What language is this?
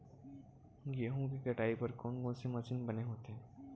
Chhattisgarhi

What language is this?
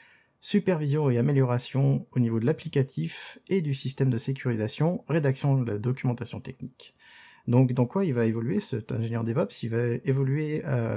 French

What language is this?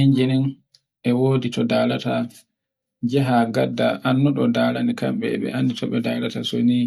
Borgu Fulfulde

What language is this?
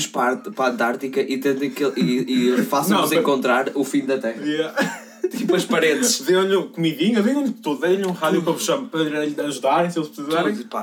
Portuguese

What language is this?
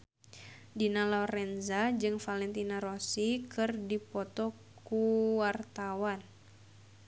Sundanese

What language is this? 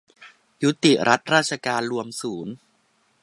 Thai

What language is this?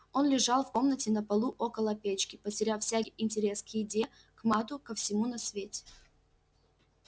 Russian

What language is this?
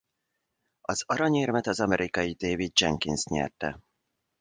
Hungarian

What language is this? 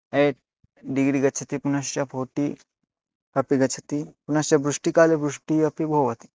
Sanskrit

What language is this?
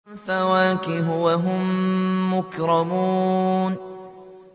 Arabic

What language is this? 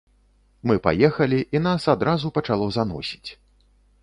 Belarusian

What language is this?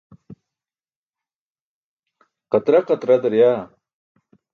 Burushaski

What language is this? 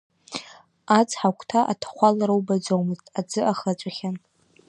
Abkhazian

